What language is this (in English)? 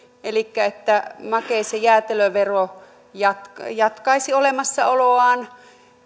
Finnish